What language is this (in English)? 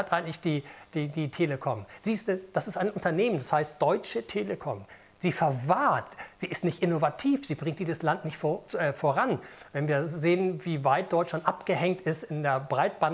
German